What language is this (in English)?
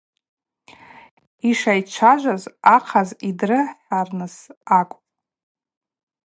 Abaza